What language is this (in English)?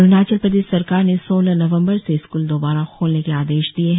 Hindi